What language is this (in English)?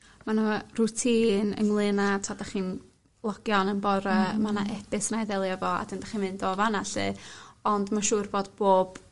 Welsh